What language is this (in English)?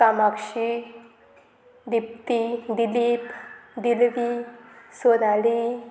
Konkani